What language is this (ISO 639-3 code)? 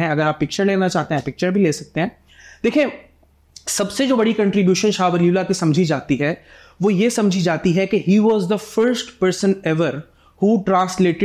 hin